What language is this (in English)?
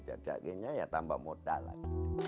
Indonesian